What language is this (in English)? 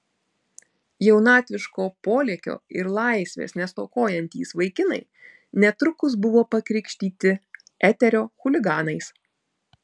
Lithuanian